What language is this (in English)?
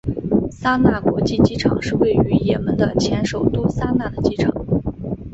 Chinese